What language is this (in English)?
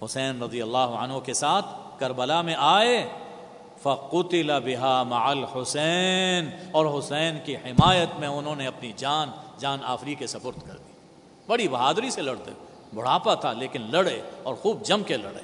Urdu